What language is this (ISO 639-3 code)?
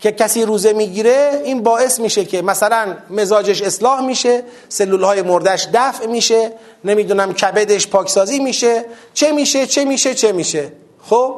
fas